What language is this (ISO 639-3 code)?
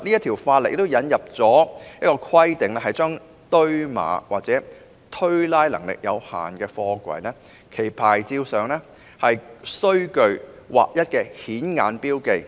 yue